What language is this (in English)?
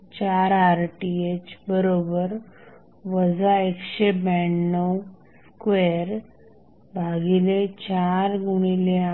Marathi